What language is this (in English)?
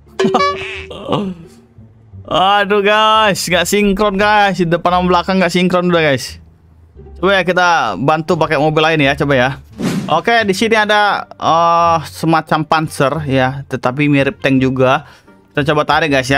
Indonesian